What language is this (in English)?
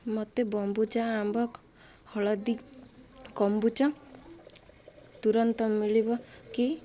Odia